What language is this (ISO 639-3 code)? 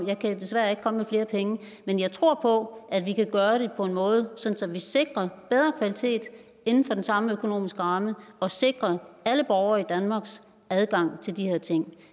dan